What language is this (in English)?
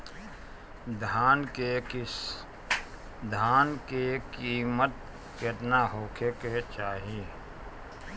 Bhojpuri